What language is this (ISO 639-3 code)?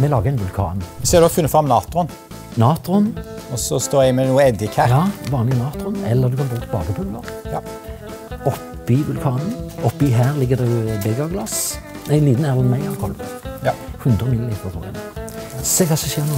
nor